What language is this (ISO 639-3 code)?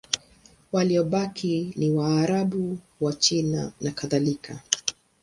swa